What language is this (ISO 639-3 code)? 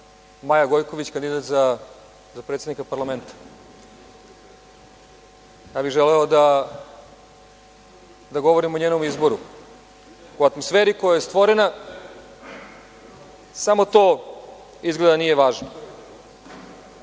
srp